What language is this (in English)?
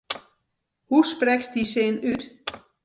Western Frisian